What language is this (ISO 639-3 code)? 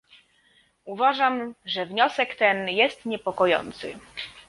pol